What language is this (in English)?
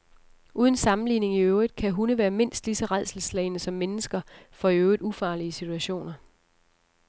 Danish